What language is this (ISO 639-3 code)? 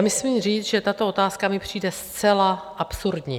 ces